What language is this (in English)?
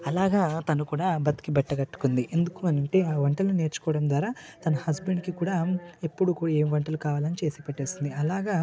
Telugu